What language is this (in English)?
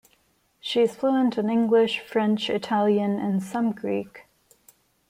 English